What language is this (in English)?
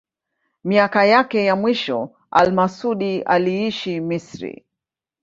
Swahili